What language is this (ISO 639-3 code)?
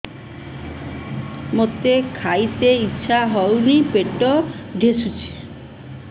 ori